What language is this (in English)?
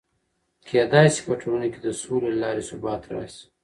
Pashto